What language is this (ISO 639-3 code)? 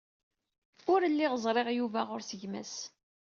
kab